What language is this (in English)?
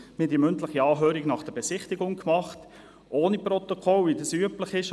Swiss German